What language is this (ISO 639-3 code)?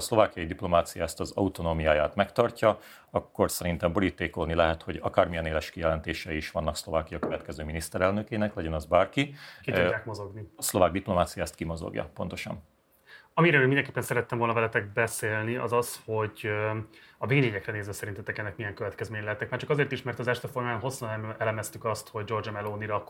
hun